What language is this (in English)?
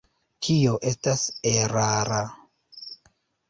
Esperanto